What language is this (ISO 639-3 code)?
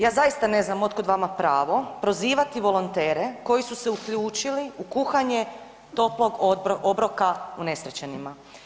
hrv